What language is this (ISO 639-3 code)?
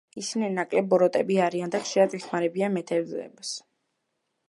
kat